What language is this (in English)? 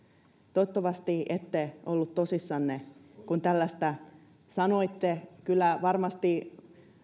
Finnish